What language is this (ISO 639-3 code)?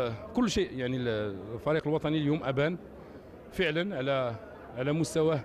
ara